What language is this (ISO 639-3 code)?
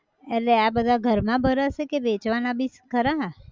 guj